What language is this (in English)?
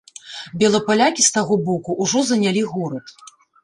Belarusian